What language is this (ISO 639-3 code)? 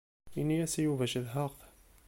kab